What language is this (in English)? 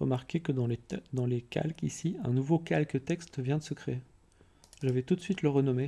French